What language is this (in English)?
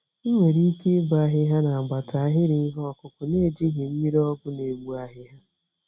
Igbo